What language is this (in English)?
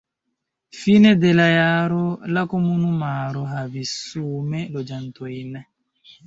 Esperanto